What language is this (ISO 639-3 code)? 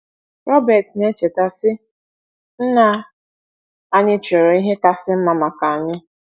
ibo